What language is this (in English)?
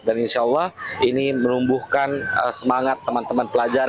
Indonesian